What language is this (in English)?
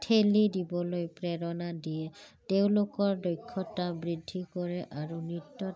Assamese